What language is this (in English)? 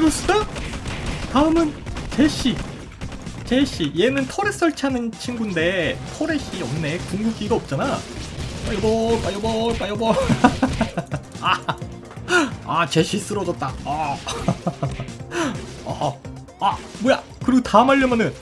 Korean